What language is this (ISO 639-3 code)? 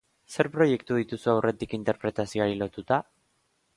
eus